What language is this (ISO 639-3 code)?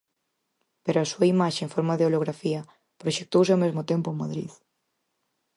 glg